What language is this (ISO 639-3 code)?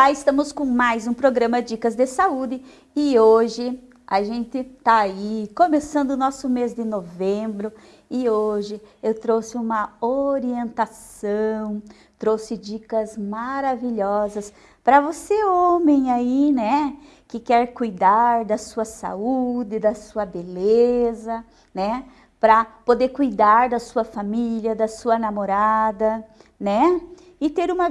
por